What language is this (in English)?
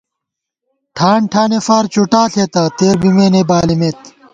Gawar-Bati